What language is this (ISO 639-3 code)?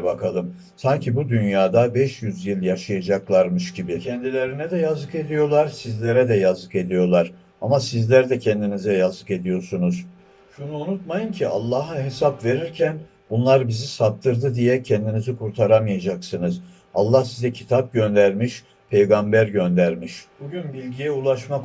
tur